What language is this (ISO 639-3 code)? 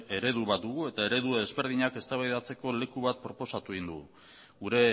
eus